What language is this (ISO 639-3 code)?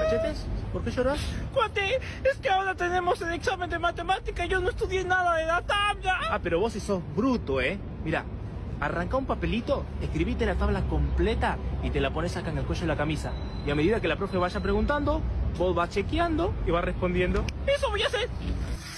spa